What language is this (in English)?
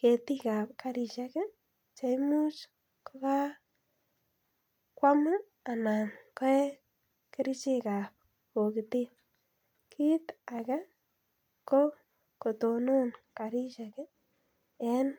Kalenjin